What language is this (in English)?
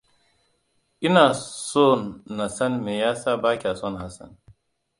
Hausa